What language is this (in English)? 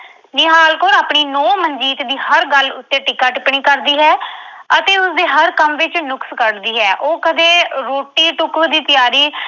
Punjabi